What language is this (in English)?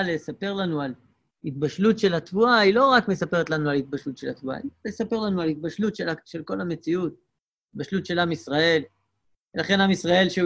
Hebrew